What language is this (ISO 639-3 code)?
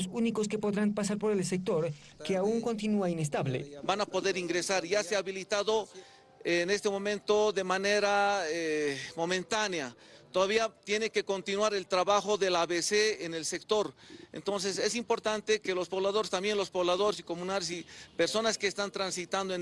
spa